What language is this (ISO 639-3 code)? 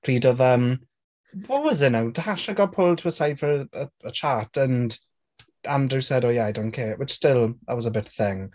cym